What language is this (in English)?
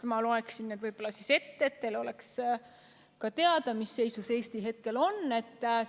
Estonian